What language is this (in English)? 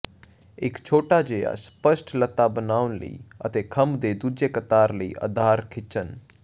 Punjabi